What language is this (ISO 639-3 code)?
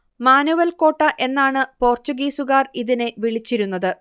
mal